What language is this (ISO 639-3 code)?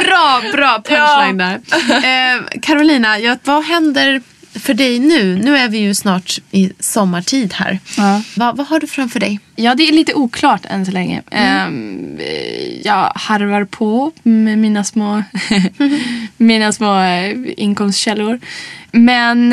swe